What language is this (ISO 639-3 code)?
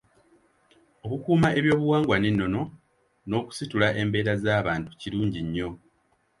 lug